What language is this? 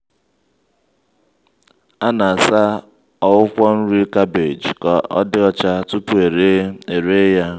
Igbo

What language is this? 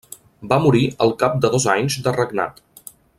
Catalan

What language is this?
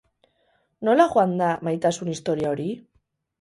Basque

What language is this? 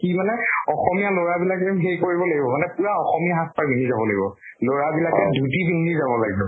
Assamese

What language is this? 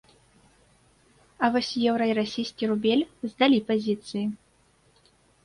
Belarusian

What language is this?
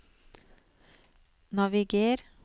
Norwegian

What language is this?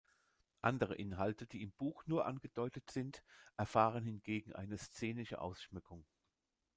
German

